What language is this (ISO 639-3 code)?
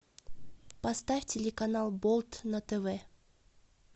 rus